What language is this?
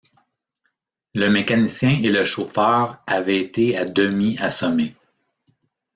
French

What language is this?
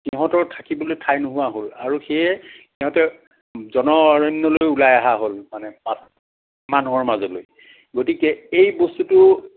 Assamese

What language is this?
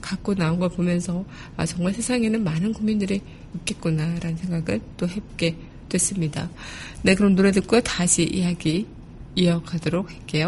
Korean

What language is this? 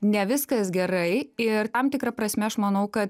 Lithuanian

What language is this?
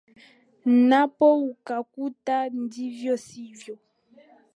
Swahili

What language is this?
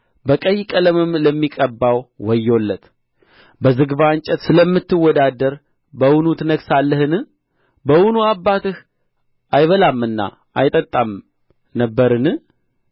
Amharic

